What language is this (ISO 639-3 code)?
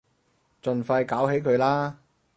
yue